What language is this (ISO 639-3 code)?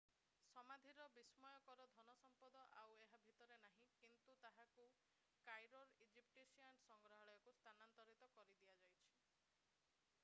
ori